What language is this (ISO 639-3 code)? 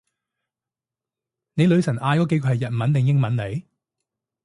yue